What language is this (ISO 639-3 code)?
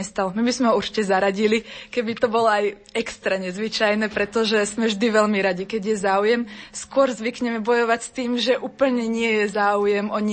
slk